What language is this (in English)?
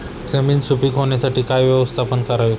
Marathi